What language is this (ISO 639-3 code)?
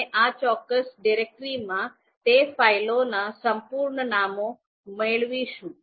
guj